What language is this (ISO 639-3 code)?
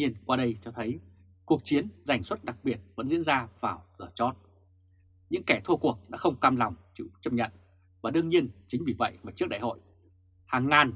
vie